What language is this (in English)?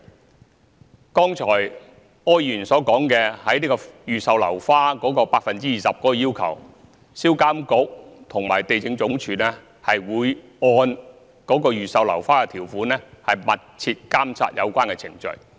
Cantonese